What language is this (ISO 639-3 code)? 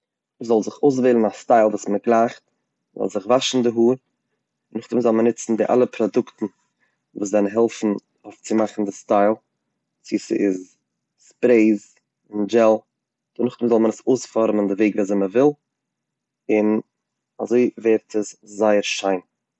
yid